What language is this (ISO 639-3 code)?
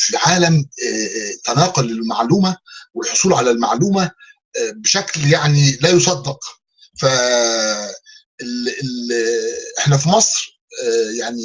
ara